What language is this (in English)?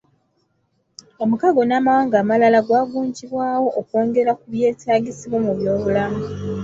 Ganda